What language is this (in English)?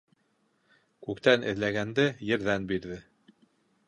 Bashkir